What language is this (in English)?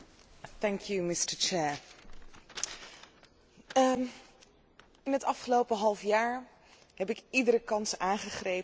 Dutch